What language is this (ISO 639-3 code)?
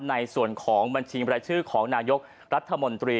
tha